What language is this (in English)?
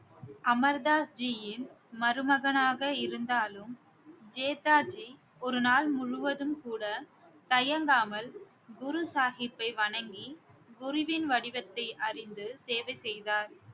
Tamil